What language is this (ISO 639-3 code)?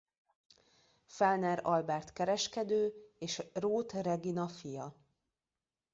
hun